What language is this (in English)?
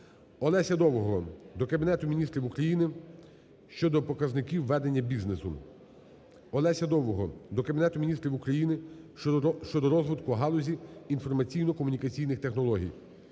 Ukrainian